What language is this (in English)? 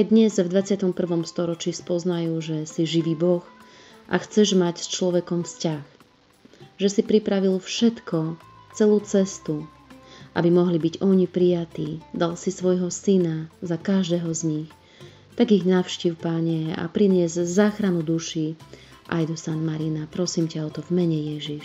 Slovak